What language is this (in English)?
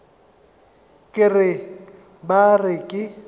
Northern Sotho